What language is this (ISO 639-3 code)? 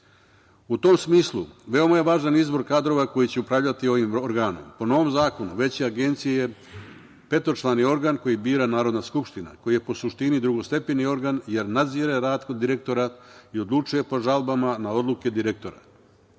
srp